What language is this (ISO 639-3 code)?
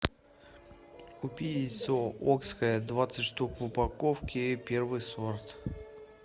rus